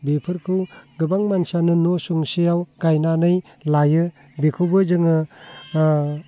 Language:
Bodo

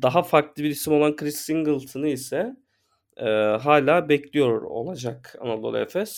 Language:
Turkish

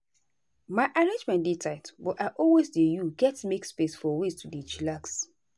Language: Nigerian Pidgin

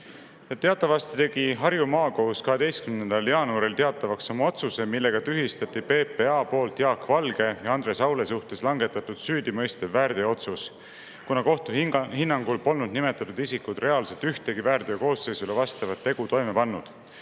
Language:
Estonian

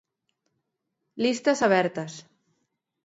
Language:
Galician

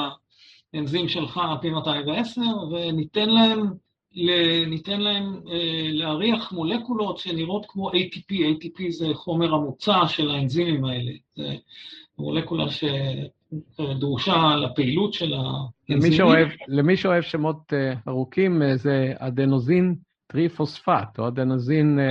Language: Hebrew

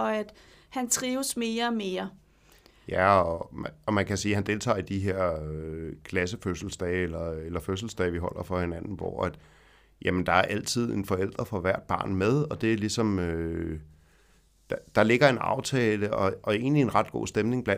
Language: Danish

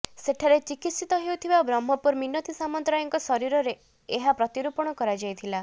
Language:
Odia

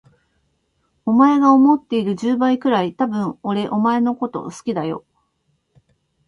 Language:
Japanese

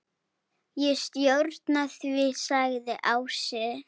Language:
Icelandic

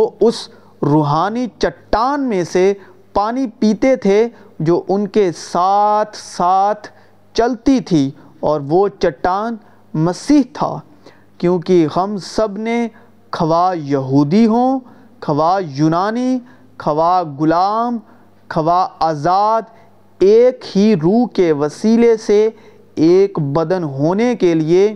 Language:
Urdu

